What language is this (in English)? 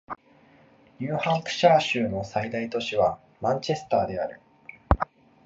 Japanese